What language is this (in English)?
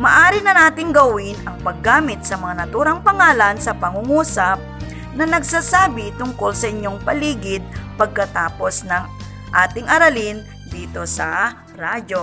Filipino